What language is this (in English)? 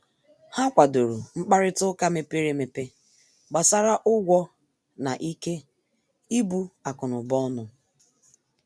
Igbo